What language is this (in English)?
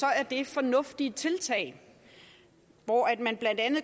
Danish